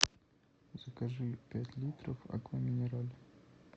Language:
Russian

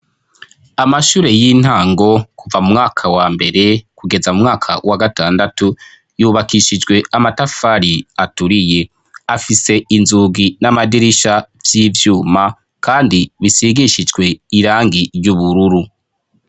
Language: Rundi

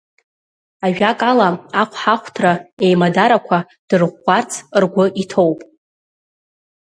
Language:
Abkhazian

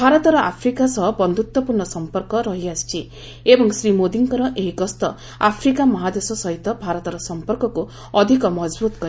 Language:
Odia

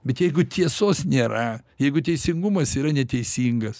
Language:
Lithuanian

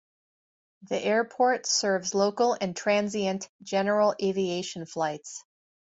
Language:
English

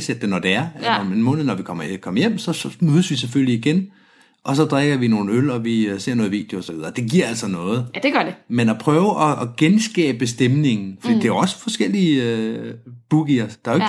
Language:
Danish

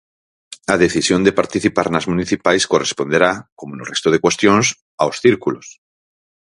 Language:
Galician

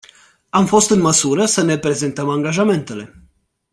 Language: Romanian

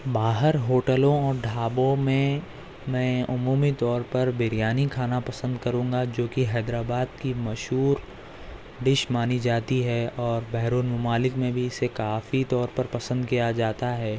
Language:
Urdu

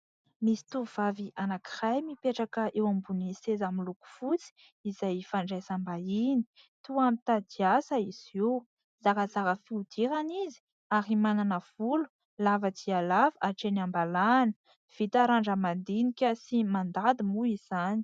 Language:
Malagasy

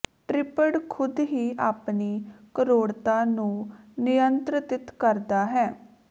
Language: Punjabi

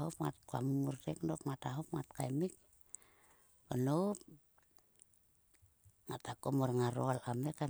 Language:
Sulka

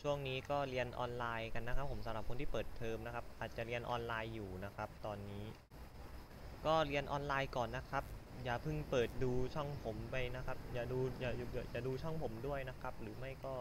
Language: Thai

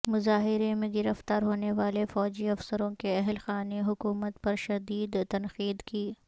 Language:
Urdu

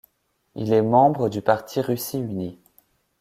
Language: French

